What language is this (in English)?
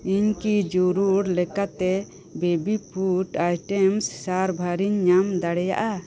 Santali